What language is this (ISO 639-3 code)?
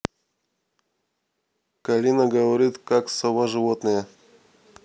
rus